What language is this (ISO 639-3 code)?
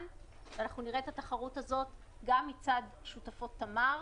heb